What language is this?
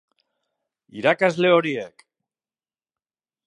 Basque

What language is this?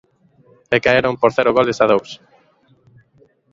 Galician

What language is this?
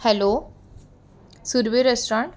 Marathi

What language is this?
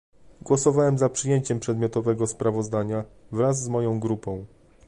Polish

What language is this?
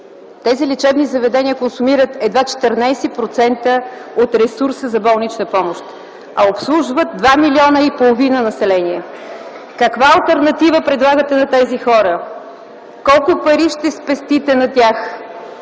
Bulgarian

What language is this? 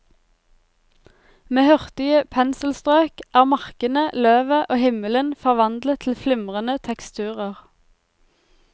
Norwegian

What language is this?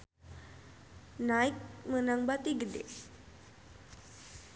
Sundanese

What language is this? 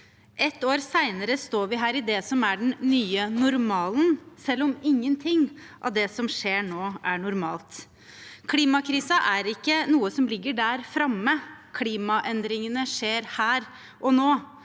Norwegian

